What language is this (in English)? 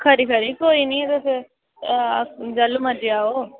Dogri